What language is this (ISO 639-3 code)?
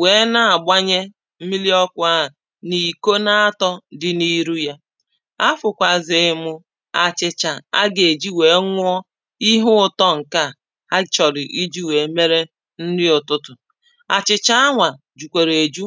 ibo